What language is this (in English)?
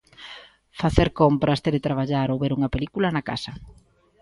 Galician